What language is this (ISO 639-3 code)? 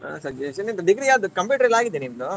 kan